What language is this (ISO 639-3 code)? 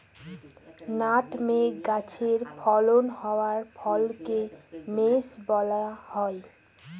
ben